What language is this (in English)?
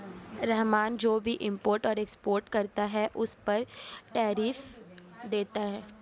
Hindi